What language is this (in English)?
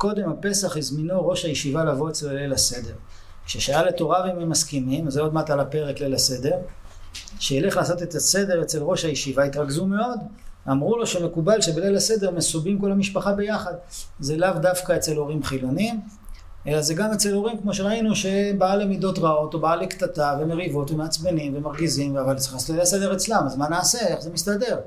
Hebrew